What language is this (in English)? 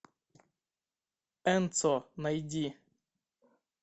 Russian